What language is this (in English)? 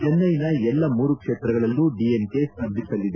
Kannada